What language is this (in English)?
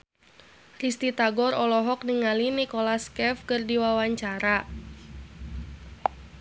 Sundanese